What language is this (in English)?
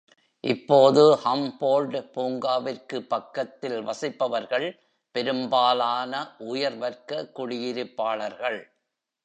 Tamil